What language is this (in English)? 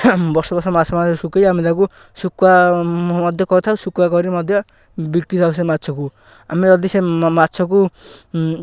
Odia